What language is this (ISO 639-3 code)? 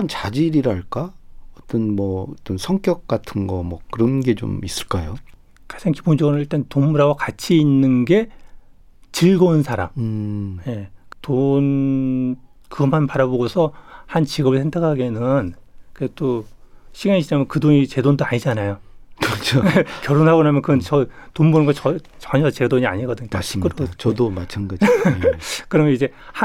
kor